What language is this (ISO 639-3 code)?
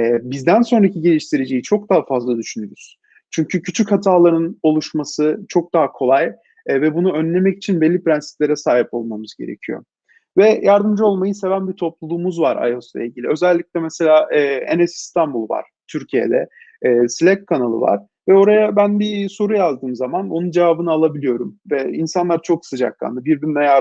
tur